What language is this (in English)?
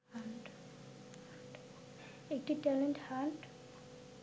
Bangla